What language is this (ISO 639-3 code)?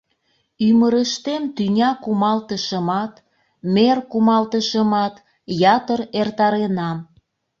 chm